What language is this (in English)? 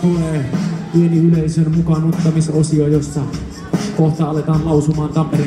Romanian